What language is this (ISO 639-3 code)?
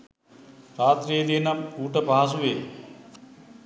sin